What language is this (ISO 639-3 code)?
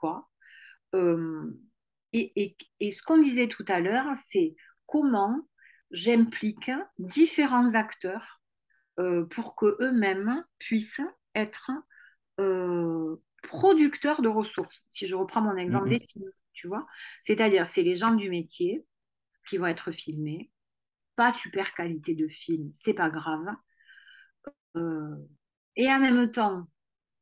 fra